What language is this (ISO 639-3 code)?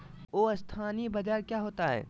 mag